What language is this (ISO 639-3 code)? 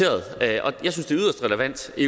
dan